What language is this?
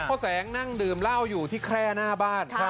Thai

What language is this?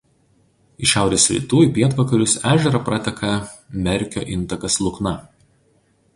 Lithuanian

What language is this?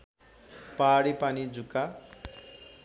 Nepali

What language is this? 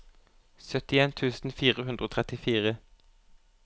Norwegian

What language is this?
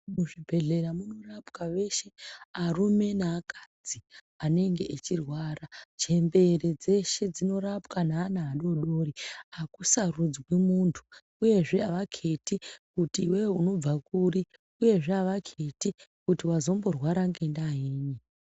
Ndau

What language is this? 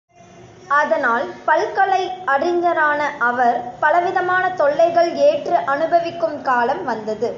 Tamil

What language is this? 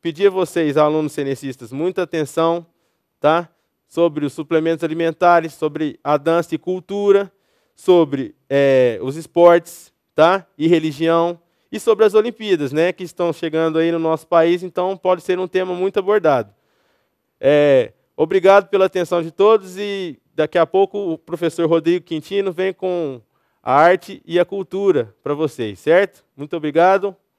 Portuguese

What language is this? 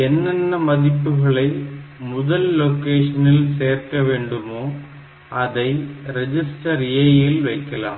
Tamil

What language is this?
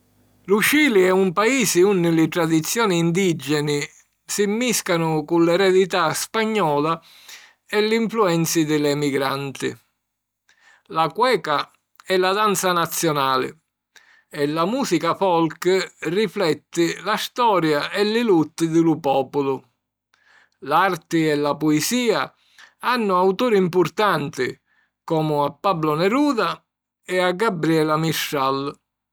Sicilian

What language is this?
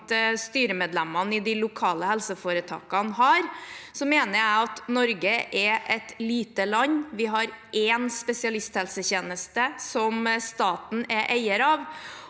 Norwegian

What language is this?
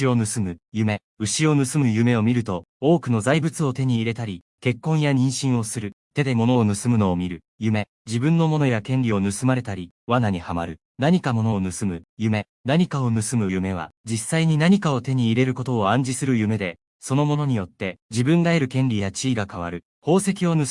Japanese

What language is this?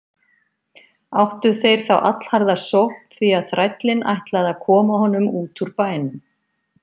Icelandic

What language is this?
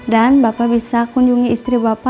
Indonesian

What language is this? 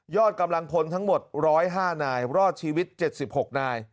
Thai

